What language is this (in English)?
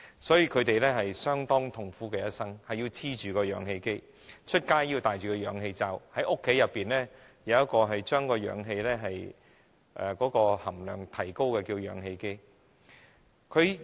Cantonese